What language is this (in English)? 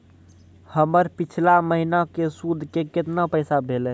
Maithili